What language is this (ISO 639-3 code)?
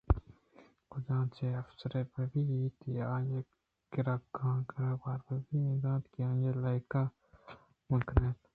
bgp